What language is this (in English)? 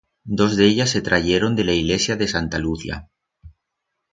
Aragonese